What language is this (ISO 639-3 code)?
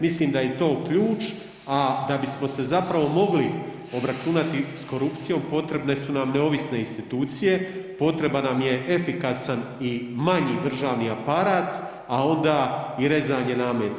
hrv